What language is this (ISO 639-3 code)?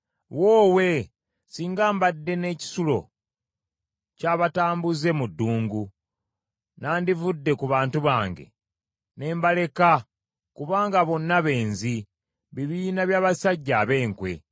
lug